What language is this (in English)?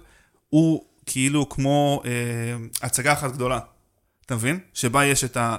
Hebrew